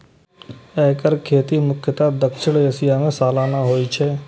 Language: Maithili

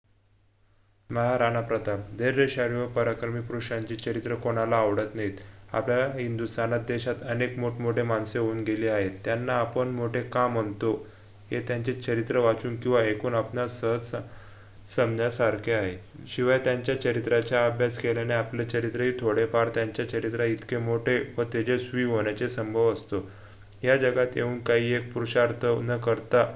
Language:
Marathi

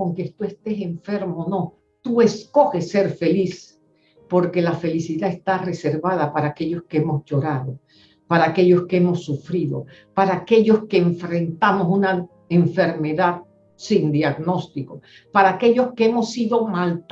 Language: Spanish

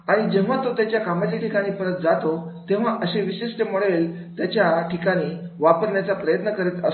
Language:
Marathi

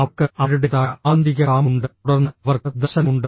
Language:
Malayalam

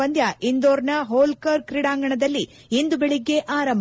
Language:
Kannada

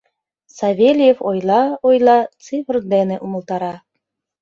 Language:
Mari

